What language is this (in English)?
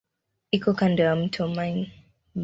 Swahili